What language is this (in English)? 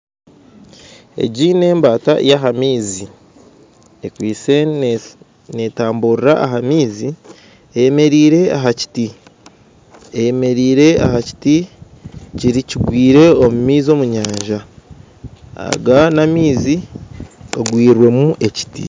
Nyankole